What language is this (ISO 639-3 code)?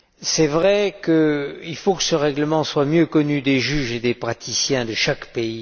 fra